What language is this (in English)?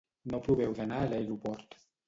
Catalan